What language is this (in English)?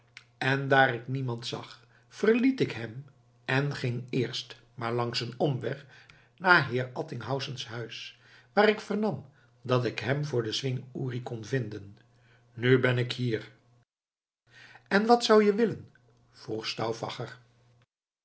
Dutch